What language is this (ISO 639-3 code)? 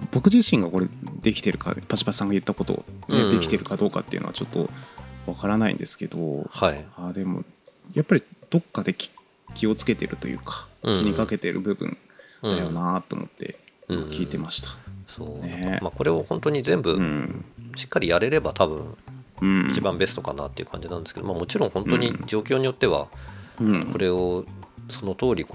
jpn